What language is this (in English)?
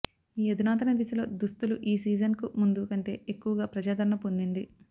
Telugu